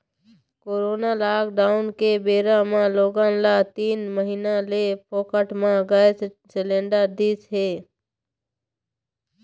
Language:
Chhattisgarhi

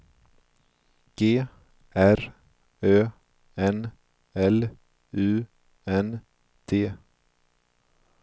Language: Swedish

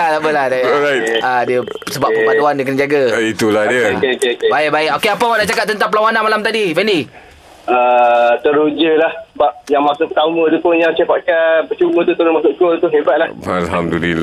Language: Malay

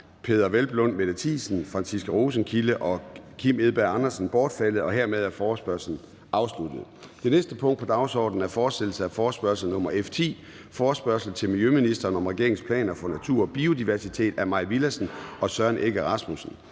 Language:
Danish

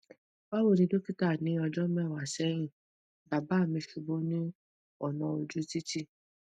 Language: Yoruba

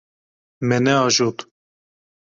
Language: Kurdish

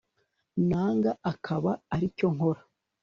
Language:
Kinyarwanda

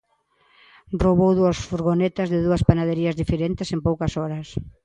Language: Galician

